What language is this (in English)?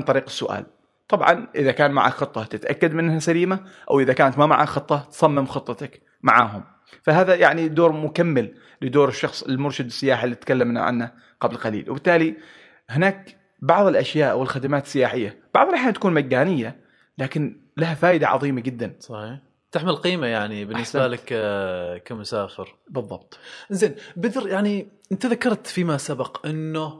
Arabic